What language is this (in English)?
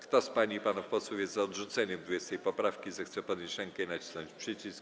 Polish